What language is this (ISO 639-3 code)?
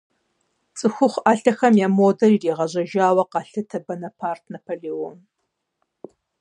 kbd